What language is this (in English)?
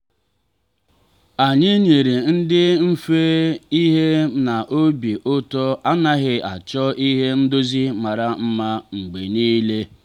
Igbo